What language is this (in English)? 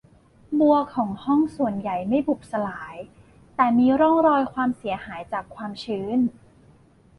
Thai